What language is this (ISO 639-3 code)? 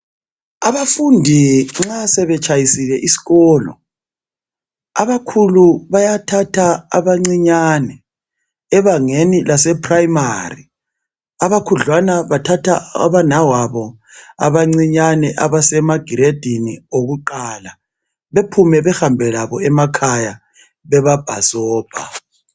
nde